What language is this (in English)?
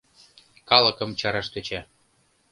Mari